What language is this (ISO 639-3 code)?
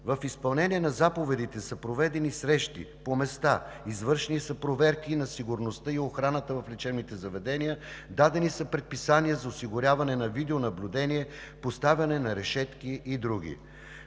bul